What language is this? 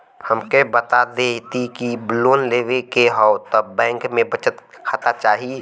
Bhojpuri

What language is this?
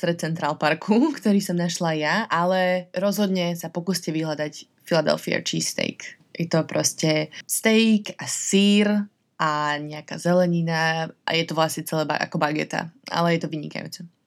Slovak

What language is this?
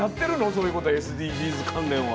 Japanese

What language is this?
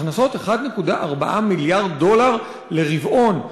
Hebrew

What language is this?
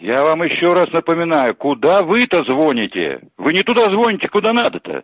Russian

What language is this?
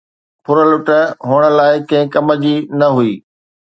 Sindhi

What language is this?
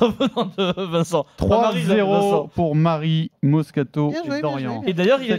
French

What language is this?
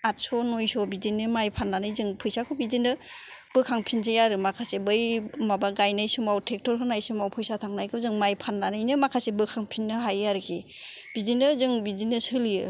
Bodo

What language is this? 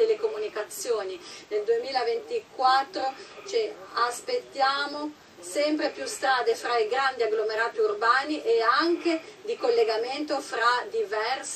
Italian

